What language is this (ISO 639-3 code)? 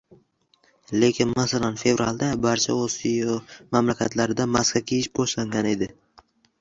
uzb